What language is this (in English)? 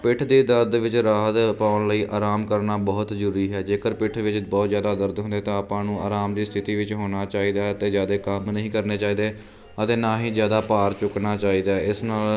Punjabi